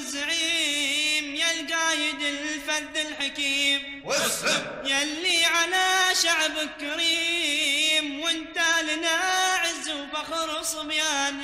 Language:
Arabic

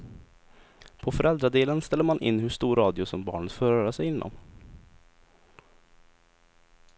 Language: Swedish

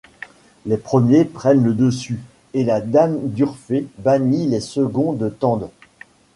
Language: French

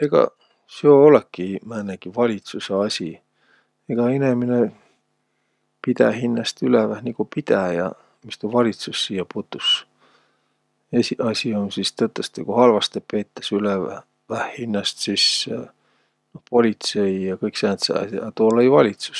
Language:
Võro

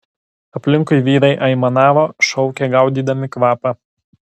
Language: Lithuanian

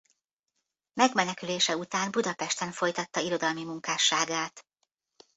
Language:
Hungarian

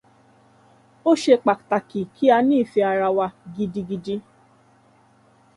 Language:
Yoruba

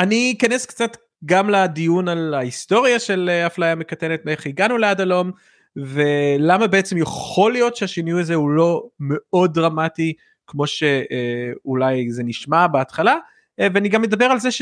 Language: Hebrew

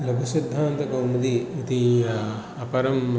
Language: Sanskrit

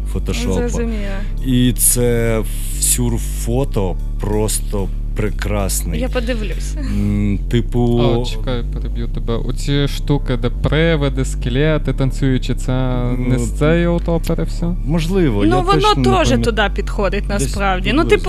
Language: Ukrainian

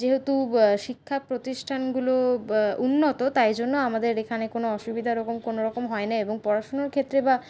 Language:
Bangla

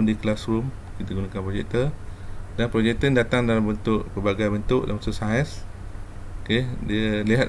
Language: Malay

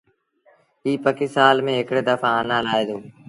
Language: Sindhi Bhil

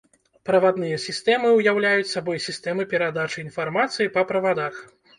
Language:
Belarusian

